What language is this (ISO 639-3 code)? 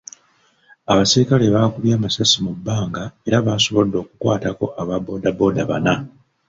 lug